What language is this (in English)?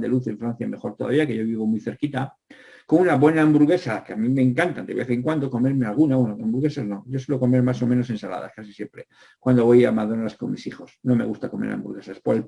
Spanish